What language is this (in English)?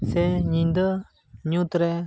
Santali